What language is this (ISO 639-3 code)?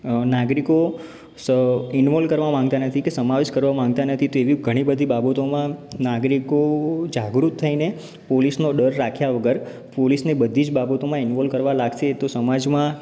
guj